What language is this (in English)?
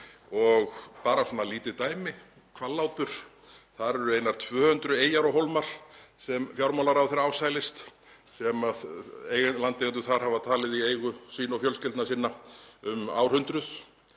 Icelandic